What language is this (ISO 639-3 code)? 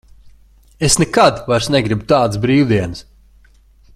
lav